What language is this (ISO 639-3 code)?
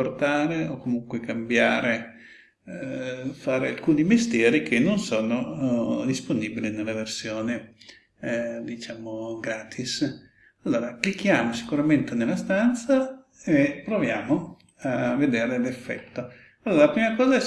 ita